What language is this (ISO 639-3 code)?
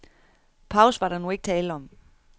dan